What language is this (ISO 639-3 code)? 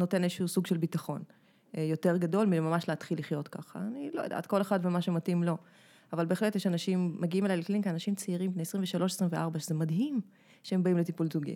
heb